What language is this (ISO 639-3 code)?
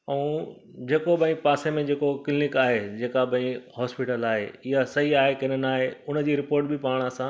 snd